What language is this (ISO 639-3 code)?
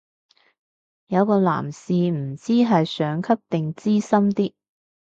yue